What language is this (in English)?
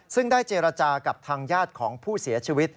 Thai